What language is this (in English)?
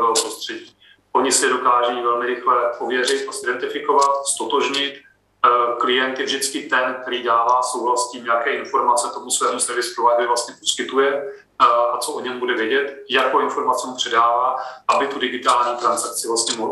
Czech